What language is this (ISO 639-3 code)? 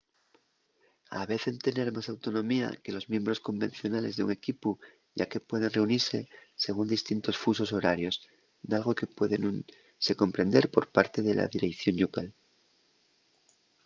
ast